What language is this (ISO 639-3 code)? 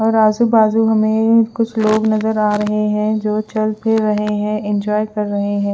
hin